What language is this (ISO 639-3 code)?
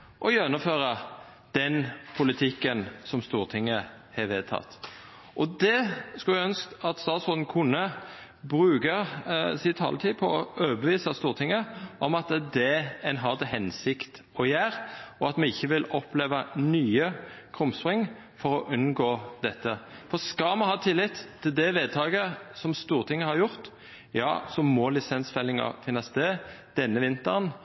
nno